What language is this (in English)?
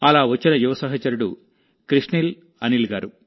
Telugu